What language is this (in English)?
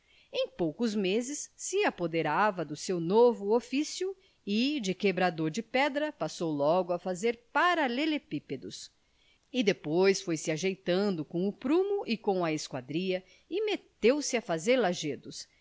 Portuguese